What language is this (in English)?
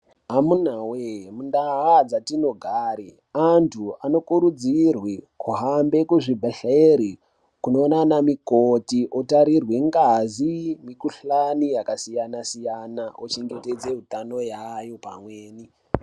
Ndau